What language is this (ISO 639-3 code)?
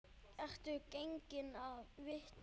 isl